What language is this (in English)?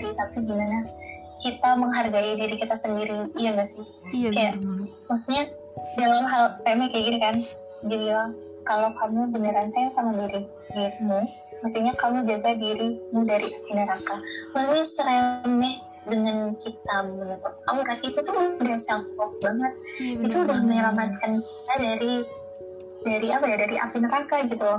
Indonesian